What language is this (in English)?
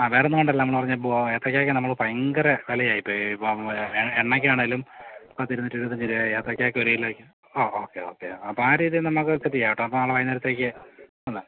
Malayalam